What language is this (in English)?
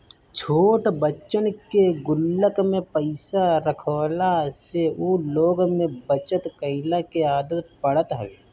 Bhojpuri